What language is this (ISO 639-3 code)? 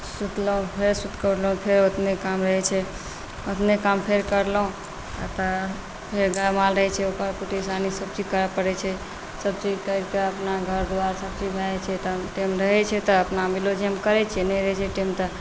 mai